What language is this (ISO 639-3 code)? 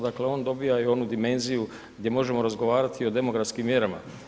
hrv